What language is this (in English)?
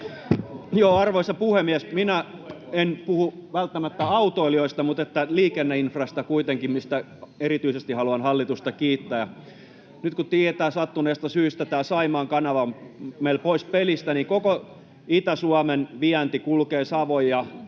Finnish